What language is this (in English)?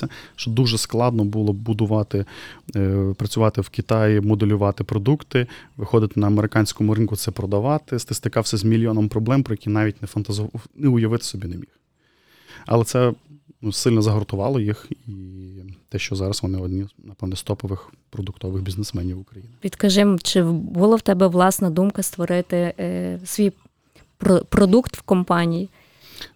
Ukrainian